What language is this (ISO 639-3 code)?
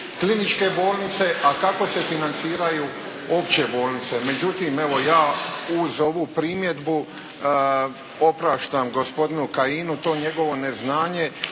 hrv